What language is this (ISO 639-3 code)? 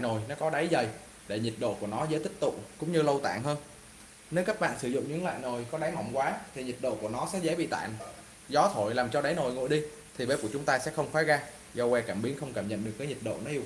vie